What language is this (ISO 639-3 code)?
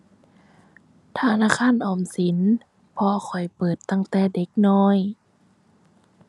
tha